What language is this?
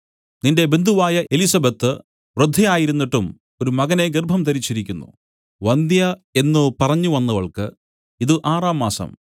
Malayalam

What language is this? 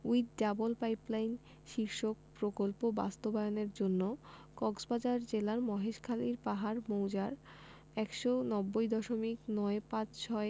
Bangla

